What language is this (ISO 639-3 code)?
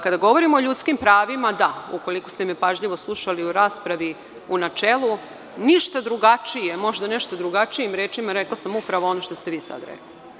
srp